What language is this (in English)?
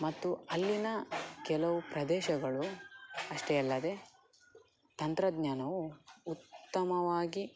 Kannada